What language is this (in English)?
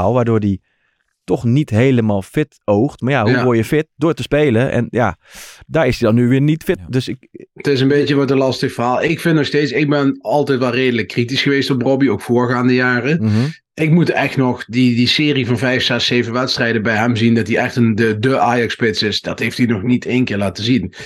Dutch